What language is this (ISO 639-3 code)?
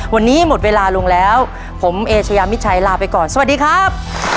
tha